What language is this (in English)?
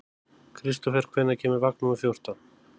Icelandic